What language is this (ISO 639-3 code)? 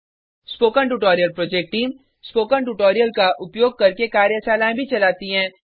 hin